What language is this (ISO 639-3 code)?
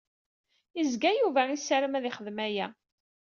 kab